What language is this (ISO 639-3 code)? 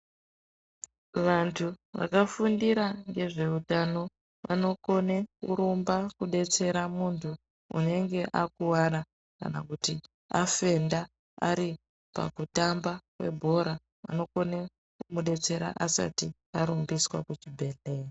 ndc